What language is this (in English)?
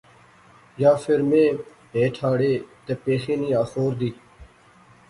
Pahari-Potwari